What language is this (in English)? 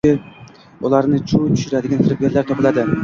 Uzbek